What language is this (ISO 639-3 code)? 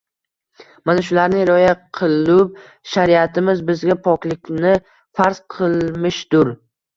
uzb